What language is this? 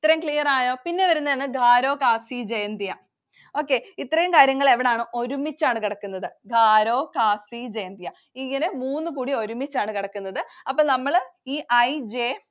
Malayalam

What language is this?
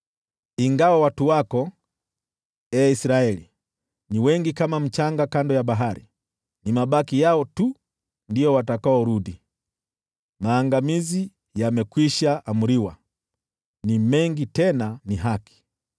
Swahili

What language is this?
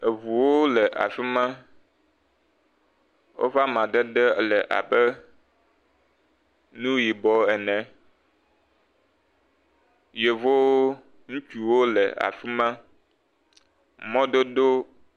Ewe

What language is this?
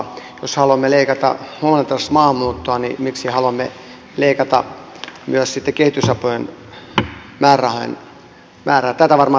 Finnish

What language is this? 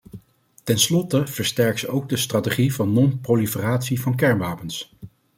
Dutch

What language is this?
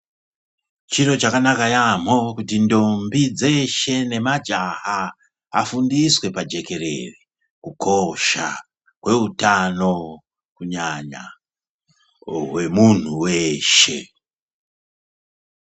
Ndau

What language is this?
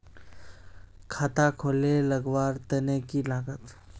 Magahi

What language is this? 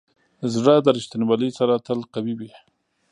Pashto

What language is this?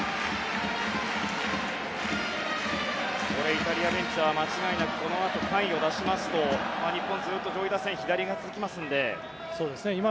Japanese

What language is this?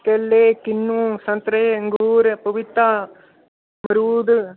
Dogri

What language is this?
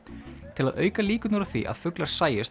Icelandic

